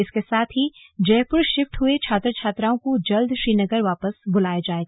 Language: Hindi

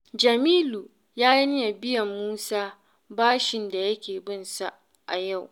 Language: Hausa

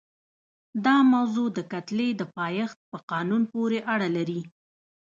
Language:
Pashto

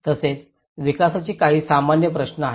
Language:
Marathi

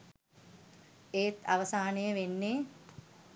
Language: Sinhala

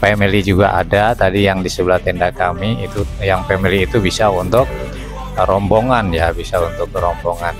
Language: Indonesian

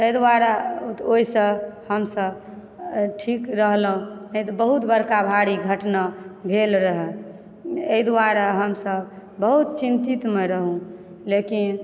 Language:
Maithili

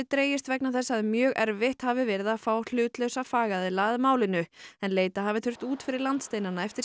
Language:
Icelandic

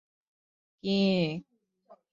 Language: Chinese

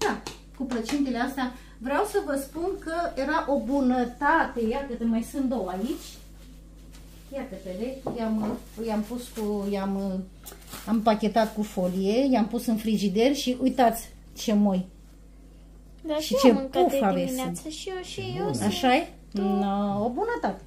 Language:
Romanian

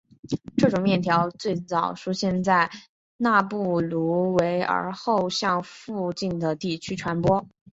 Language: Chinese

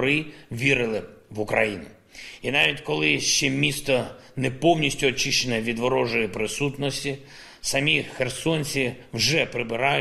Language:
Ukrainian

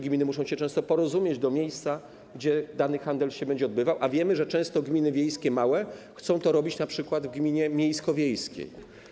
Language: Polish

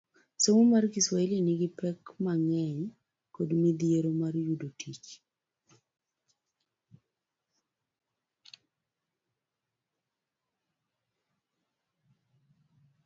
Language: Luo (Kenya and Tanzania)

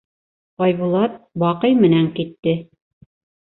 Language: Bashkir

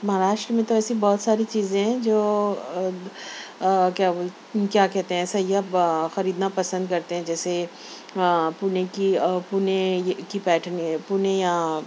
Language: Urdu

